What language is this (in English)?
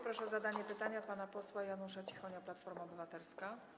Polish